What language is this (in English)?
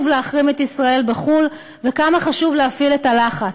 Hebrew